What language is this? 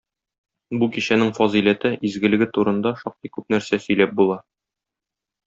Tatar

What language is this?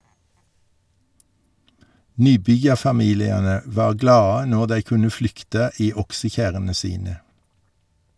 Norwegian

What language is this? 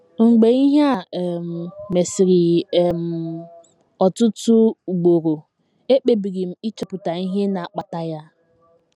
Igbo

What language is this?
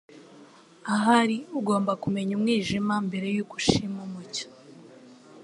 Kinyarwanda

